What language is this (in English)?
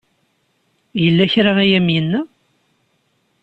Kabyle